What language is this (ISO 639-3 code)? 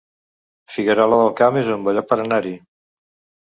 cat